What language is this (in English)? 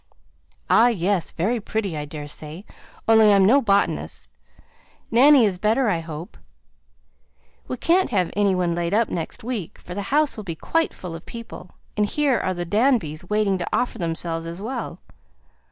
English